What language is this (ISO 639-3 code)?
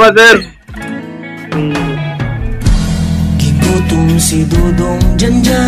fil